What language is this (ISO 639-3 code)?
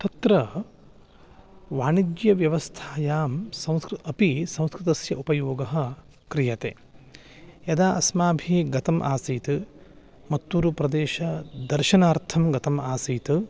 san